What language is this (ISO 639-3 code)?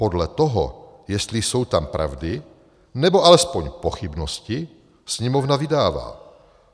ces